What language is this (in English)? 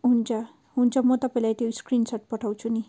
Nepali